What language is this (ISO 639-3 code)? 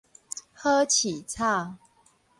nan